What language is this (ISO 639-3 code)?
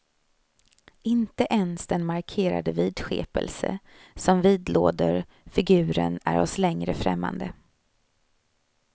swe